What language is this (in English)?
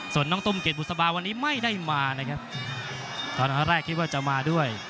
Thai